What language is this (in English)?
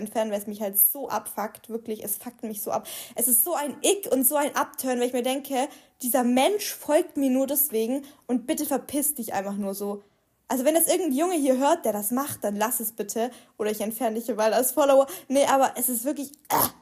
German